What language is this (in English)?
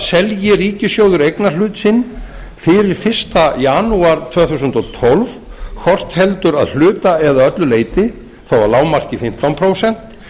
Icelandic